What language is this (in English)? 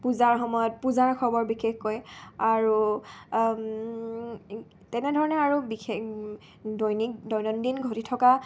Assamese